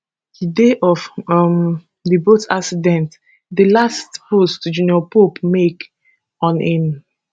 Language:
Nigerian Pidgin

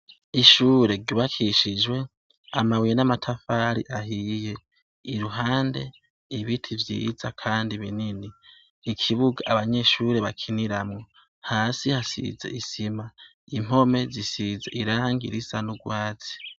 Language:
Rundi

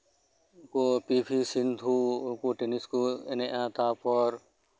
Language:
Santali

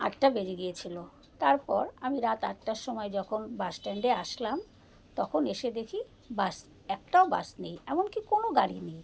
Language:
Bangla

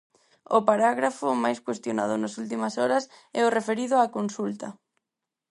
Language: Galician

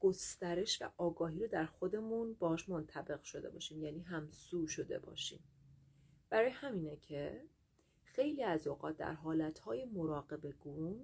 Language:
Persian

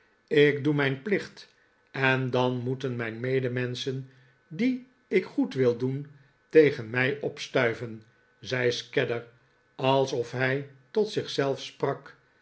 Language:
Dutch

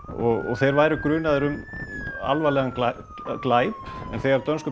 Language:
Icelandic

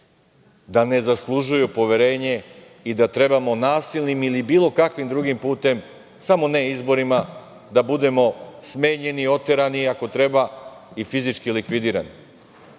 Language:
Serbian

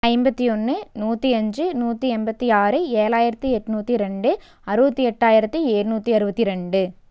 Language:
Tamil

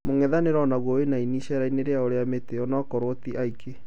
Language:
Kikuyu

